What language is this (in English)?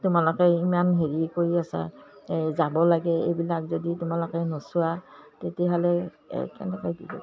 Assamese